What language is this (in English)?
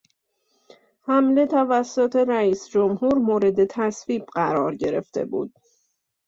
Persian